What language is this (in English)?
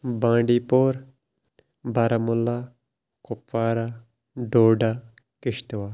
Kashmiri